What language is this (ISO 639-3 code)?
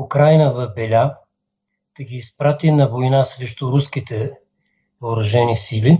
bul